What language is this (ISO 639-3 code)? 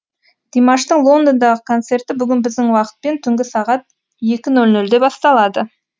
kaz